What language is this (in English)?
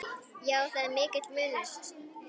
Icelandic